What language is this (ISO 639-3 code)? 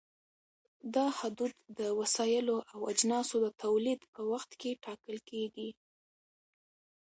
pus